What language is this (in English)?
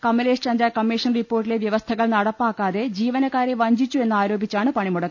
Malayalam